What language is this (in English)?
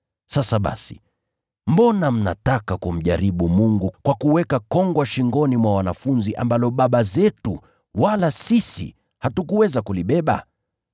Swahili